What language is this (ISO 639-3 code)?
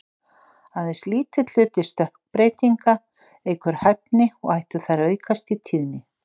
isl